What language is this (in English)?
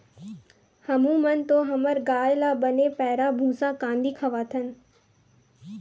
Chhattisgarhi